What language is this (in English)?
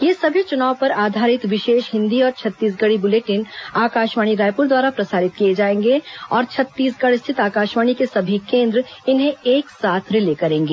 Hindi